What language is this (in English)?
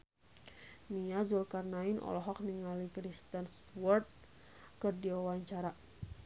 Sundanese